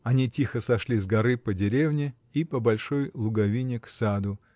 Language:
Russian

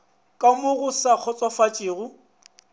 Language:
Northern Sotho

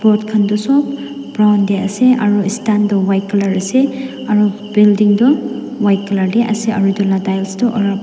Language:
Naga Pidgin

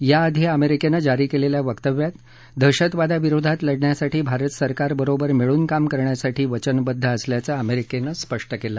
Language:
Marathi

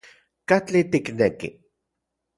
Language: Central Puebla Nahuatl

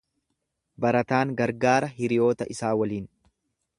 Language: Oromo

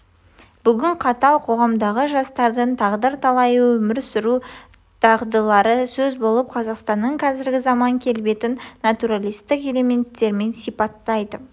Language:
Kazakh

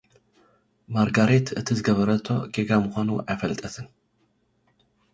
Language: Tigrinya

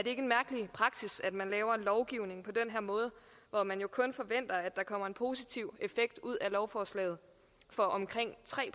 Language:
Danish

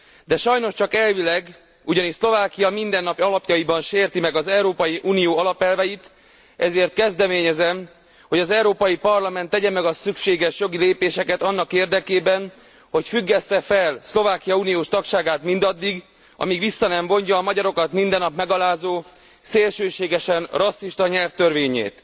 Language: Hungarian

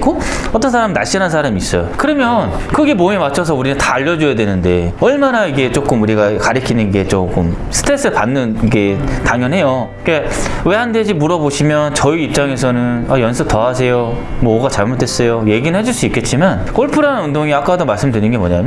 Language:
Korean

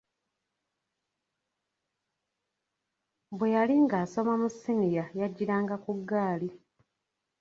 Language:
Ganda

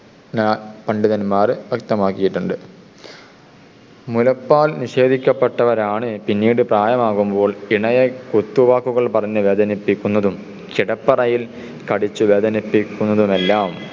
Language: Malayalam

